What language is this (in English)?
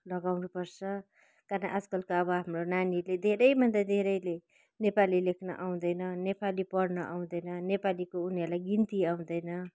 Nepali